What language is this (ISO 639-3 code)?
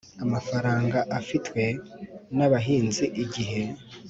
kin